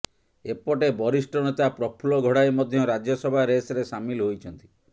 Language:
Odia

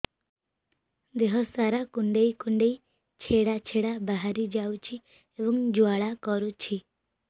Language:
Odia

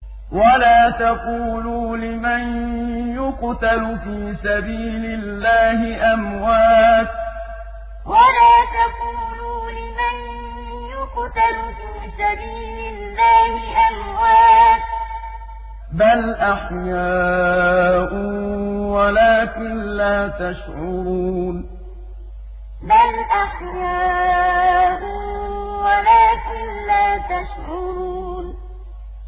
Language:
Arabic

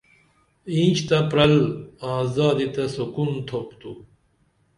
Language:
Dameli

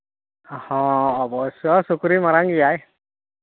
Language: Santali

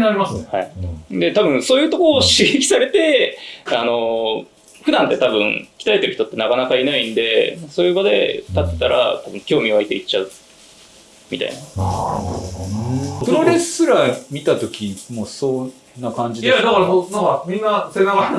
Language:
Japanese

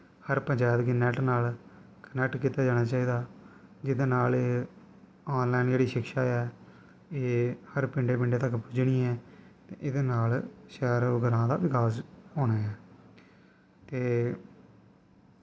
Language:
Dogri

